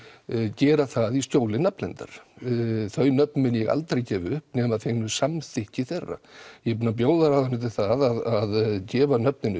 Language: Icelandic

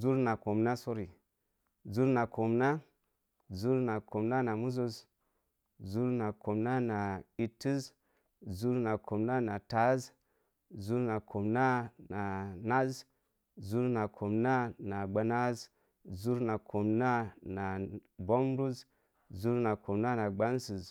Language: Mom Jango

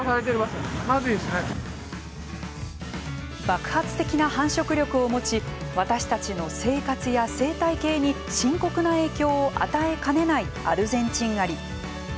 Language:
Japanese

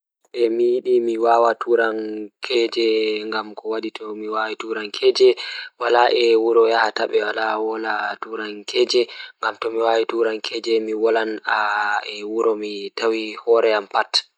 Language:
Fula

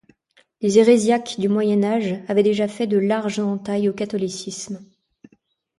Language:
French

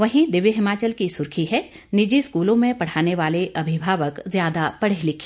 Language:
Hindi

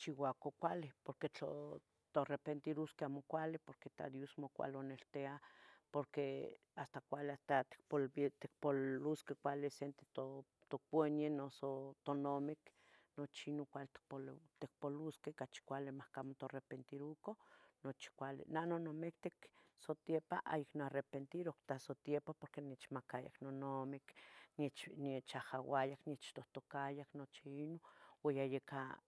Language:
Tetelcingo Nahuatl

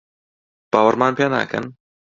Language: Central Kurdish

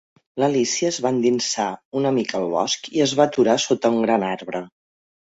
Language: Catalan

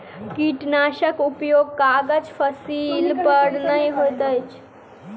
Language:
Maithili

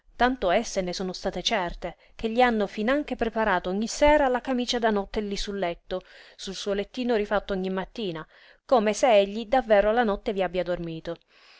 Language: Italian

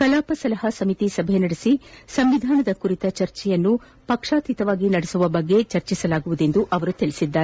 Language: Kannada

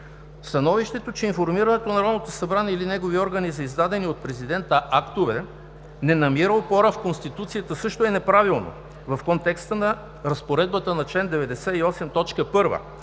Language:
Bulgarian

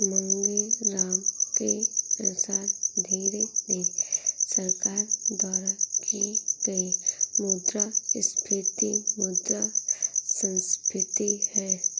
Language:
Hindi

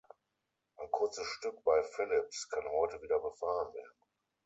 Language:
German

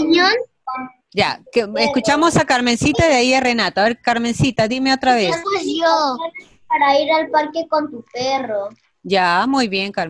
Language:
Spanish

